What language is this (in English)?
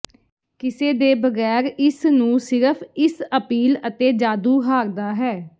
Punjabi